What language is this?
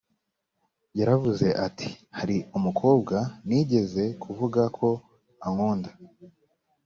Kinyarwanda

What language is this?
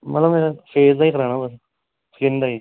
Dogri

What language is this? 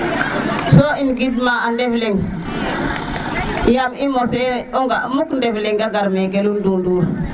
Serer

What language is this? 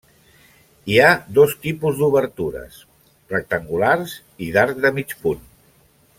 Catalan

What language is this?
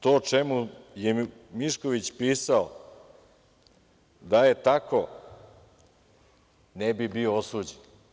Serbian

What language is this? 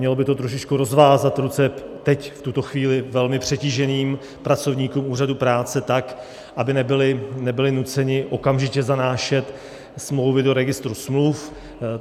Czech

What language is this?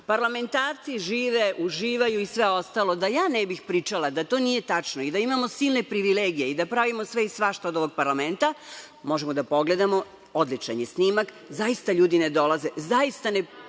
Serbian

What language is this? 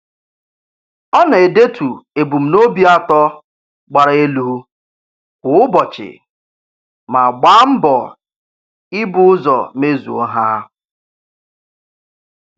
Igbo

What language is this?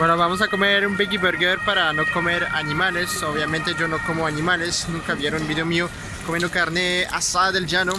Spanish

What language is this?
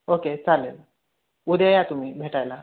Marathi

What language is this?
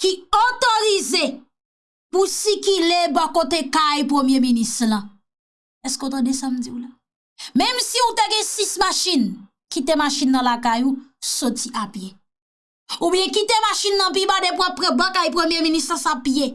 French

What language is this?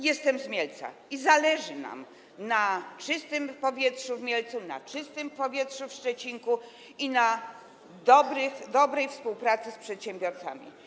Polish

